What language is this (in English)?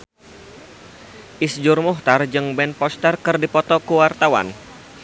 Sundanese